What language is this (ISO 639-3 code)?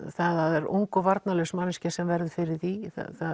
isl